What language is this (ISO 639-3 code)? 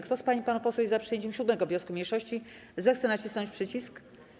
pol